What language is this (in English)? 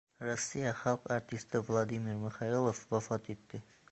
Uzbek